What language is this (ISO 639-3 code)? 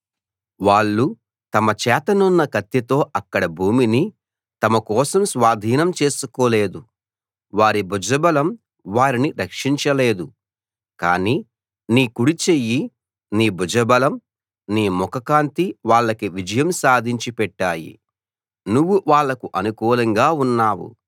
tel